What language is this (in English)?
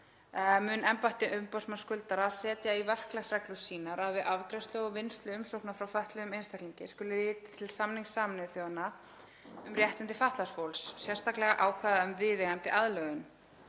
Icelandic